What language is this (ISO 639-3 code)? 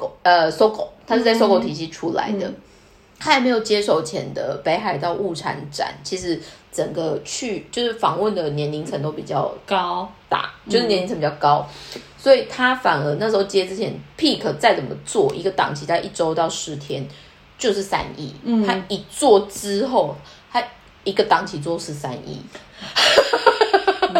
zho